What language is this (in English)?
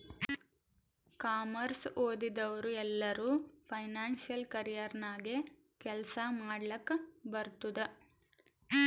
Kannada